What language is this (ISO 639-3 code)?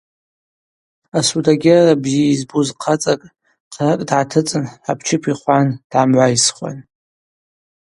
abq